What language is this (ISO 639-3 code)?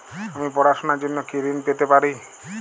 ben